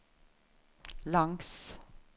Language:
Norwegian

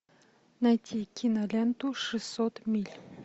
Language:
Russian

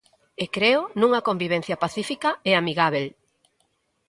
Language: Galician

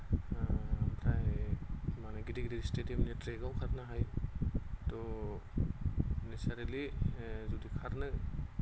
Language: Bodo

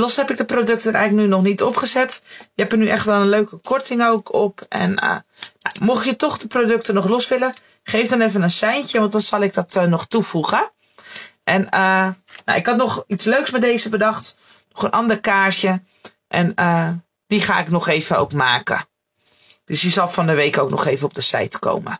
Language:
Dutch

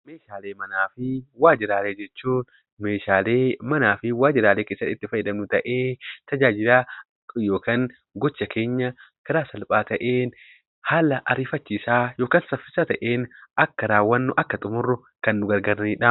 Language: Oromo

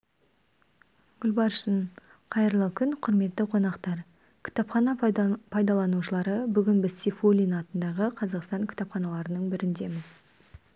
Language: Kazakh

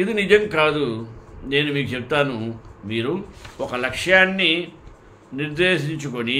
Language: Telugu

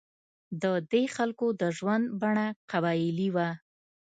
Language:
Pashto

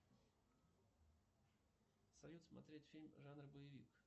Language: Russian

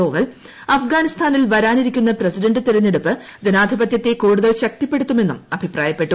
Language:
Malayalam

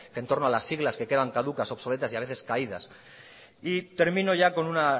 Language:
Spanish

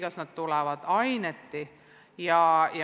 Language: Estonian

